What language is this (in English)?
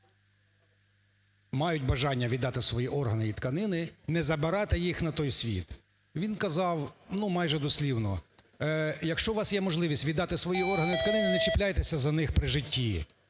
Ukrainian